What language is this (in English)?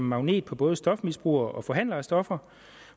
Danish